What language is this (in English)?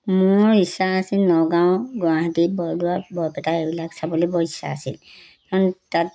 Assamese